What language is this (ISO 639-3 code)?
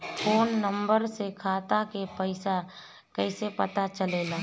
bho